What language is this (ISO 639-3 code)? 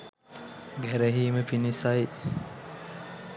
sin